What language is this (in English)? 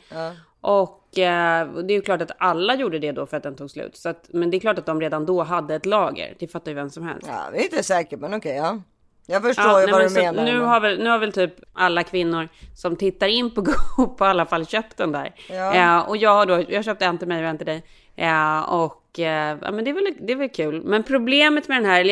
Swedish